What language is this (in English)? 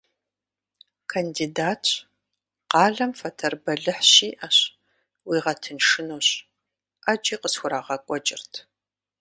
Kabardian